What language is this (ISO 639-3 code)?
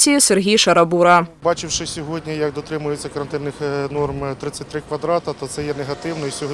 ukr